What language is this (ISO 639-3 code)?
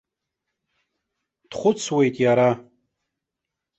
abk